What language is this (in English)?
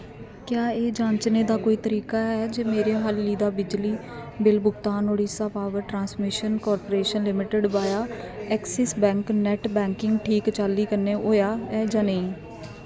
Dogri